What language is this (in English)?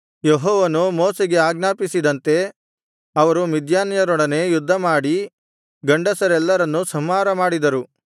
Kannada